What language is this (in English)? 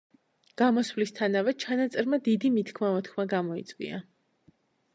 Georgian